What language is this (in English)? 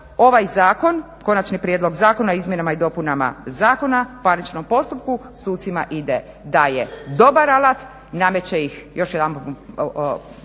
Croatian